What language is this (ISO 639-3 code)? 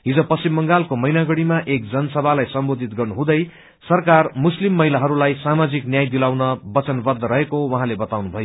nep